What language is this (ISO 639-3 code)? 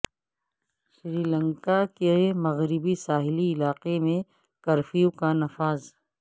urd